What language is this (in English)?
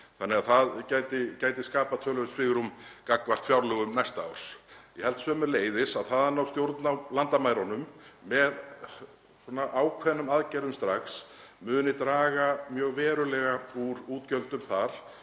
Icelandic